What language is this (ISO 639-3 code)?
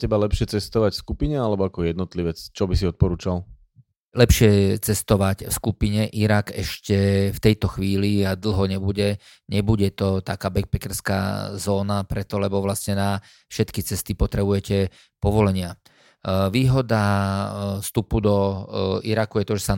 slk